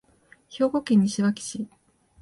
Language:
Japanese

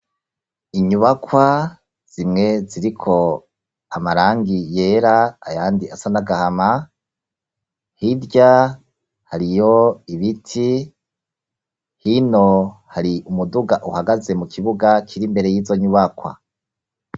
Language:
Rundi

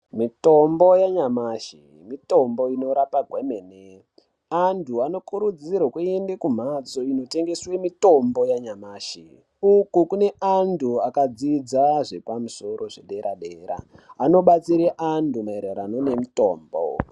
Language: Ndau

